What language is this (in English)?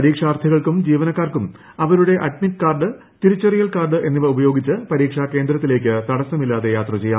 Malayalam